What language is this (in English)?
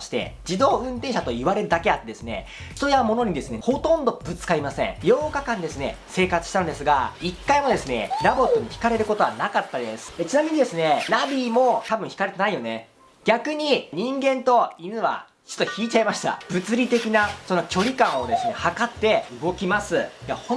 Japanese